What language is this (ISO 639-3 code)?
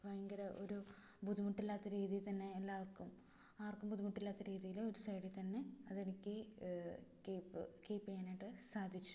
mal